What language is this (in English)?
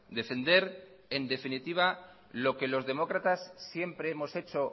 Spanish